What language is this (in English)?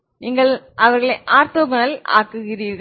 Tamil